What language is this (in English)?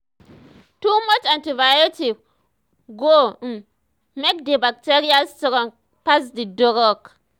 Nigerian Pidgin